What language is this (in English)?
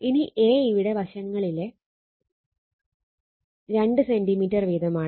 Malayalam